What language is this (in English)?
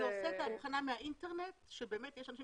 Hebrew